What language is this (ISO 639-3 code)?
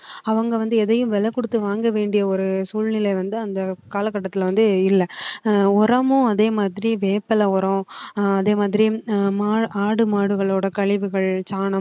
tam